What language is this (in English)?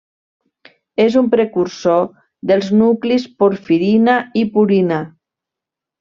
Catalan